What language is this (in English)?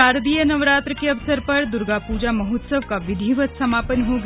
Hindi